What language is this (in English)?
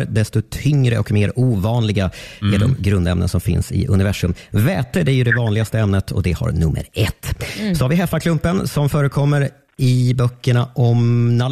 Swedish